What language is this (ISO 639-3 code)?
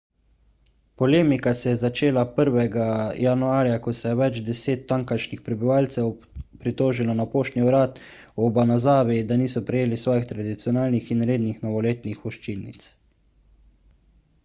slv